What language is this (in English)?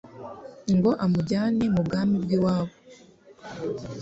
Kinyarwanda